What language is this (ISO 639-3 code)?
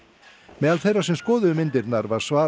isl